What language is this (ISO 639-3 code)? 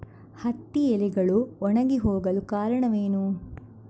kan